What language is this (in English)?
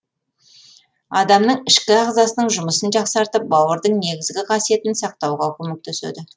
Kazakh